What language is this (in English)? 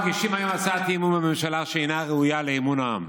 Hebrew